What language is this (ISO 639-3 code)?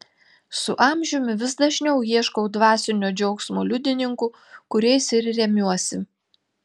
lit